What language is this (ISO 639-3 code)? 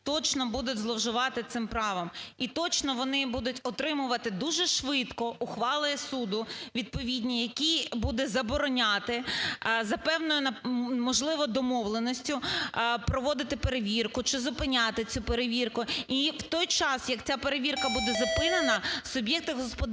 ukr